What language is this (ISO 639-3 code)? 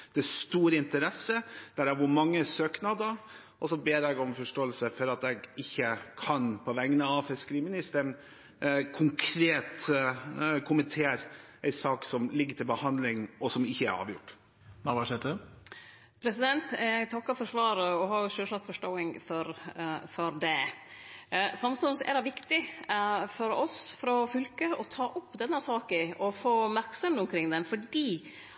nor